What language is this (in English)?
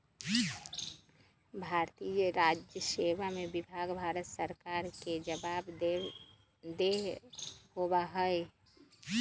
Magahi